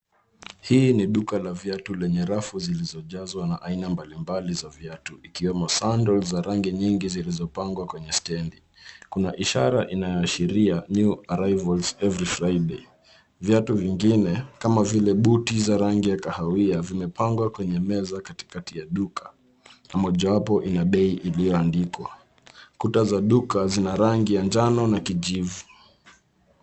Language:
Swahili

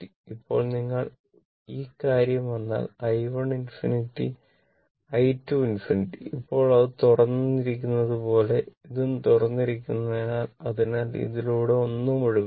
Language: Malayalam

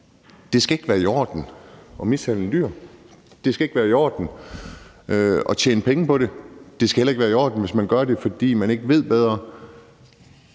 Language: Danish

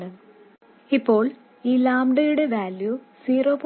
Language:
Malayalam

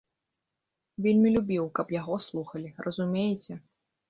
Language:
Belarusian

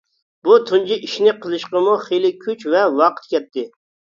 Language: Uyghur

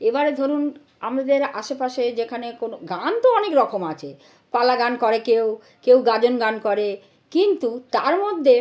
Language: Bangla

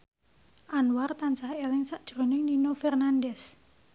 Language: Javanese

